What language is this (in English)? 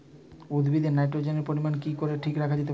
Bangla